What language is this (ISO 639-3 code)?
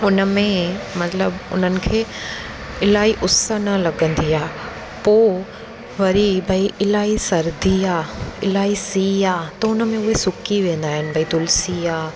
snd